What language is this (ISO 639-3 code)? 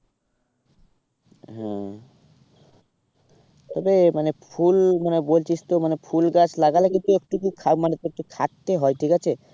ben